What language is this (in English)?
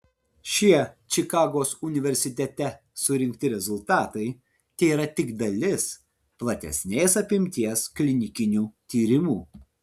Lithuanian